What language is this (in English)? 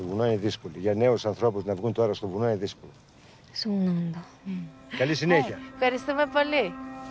Japanese